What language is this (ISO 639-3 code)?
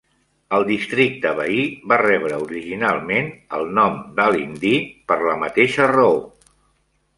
cat